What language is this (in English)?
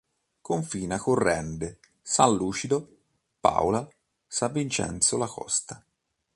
Italian